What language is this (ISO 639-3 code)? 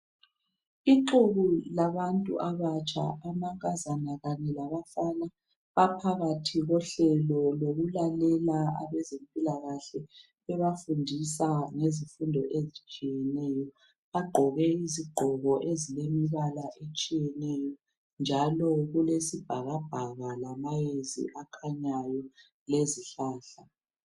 nde